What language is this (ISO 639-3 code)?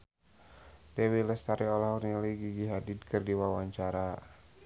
sun